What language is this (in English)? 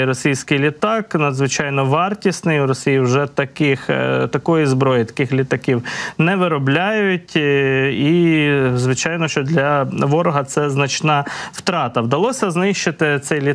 Ukrainian